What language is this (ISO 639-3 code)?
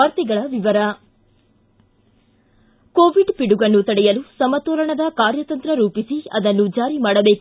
kan